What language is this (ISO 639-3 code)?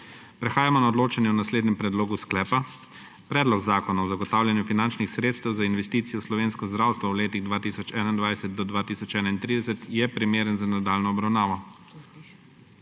slv